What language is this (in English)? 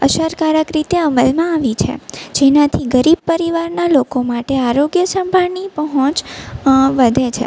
Gujarati